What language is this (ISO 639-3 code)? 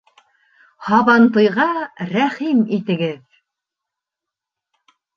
bak